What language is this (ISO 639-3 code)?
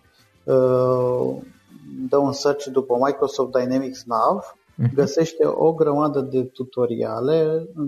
ron